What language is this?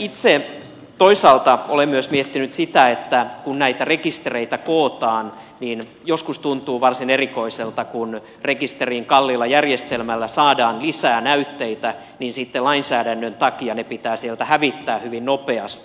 Finnish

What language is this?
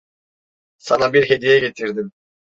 Turkish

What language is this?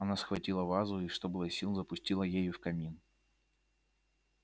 Russian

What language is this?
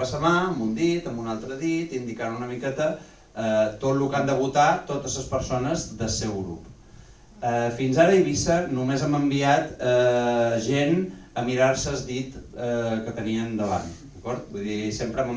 Catalan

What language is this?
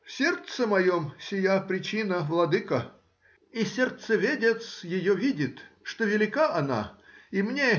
Russian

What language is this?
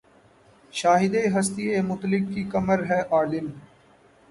Urdu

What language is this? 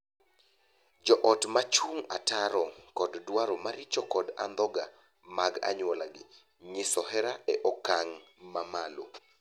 Luo (Kenya and Tanzania)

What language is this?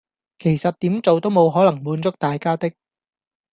Cantonese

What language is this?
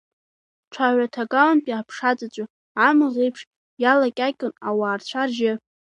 Abkhazian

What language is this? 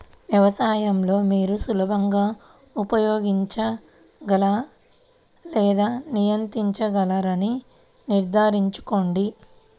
Telugu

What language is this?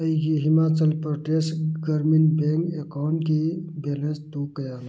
Manipuri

